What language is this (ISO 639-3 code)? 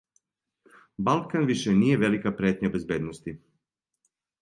srp